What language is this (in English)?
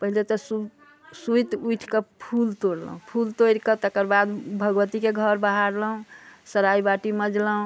Maithili